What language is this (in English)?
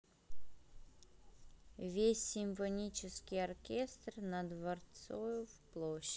Russian